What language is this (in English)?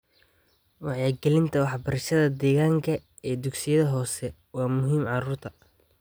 Somali